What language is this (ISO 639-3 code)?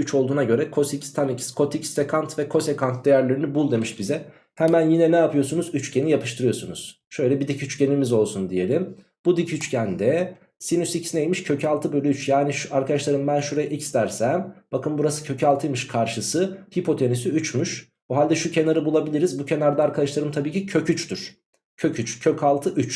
tur